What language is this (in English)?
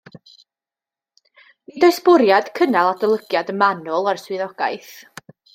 Welsh